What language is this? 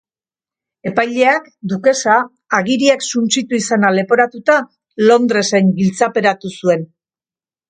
Basque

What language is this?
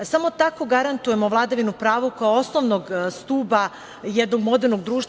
Serbian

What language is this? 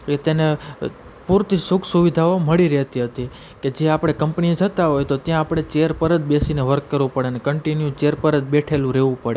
Gujarati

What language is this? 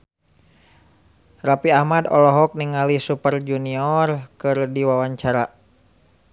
Sundanese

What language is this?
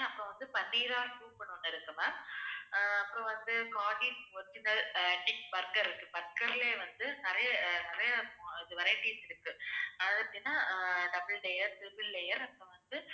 Tamil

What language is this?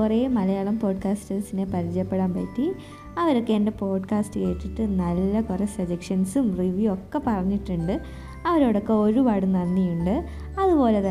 Malayalam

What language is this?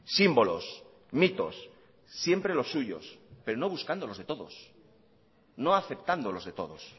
Spanish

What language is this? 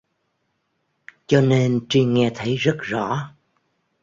Vietnamese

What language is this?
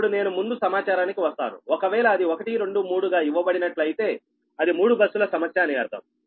Telugu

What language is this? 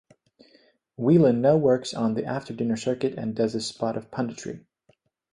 English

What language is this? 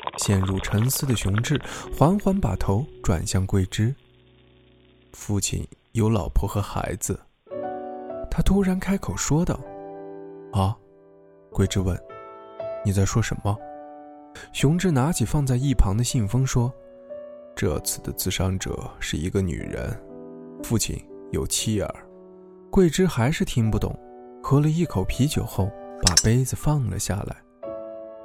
Chinese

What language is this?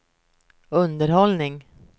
Swedish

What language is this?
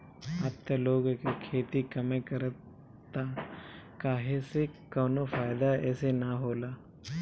Bhojpuri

